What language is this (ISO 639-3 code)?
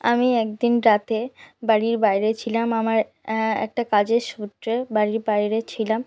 ben